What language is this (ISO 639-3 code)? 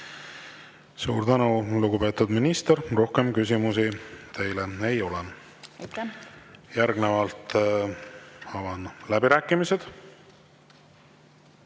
est